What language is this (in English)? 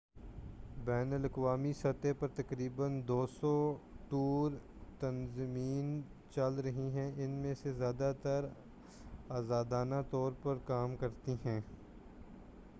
Urdu